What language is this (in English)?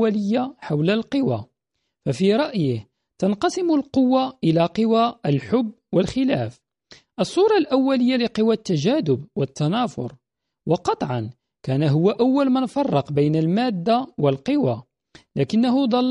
Arabic